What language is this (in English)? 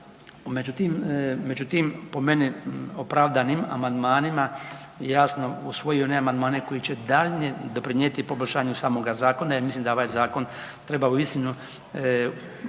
Croatian